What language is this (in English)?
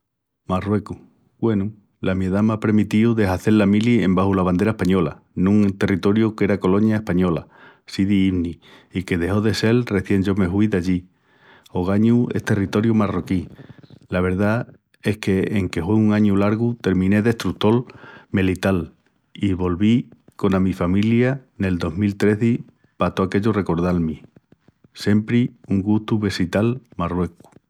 Extremaduran